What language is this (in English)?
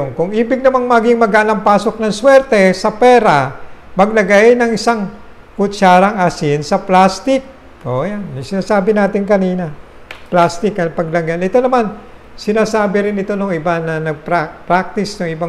Filipino